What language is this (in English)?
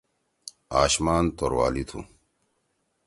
Torwali